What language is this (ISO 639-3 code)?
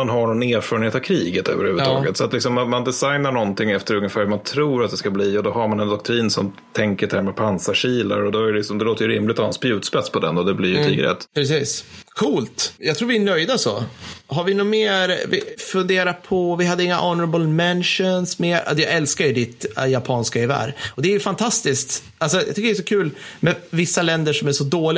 swe